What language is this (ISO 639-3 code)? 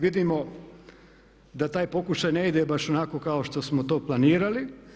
hrv